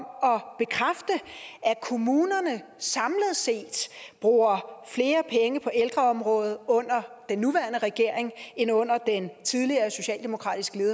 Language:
Danish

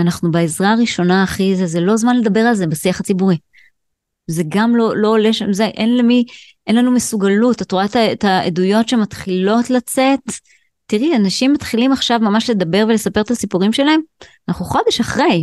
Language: Hebrew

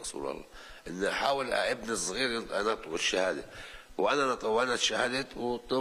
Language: Arabic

